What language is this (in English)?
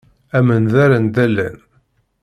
Kabyle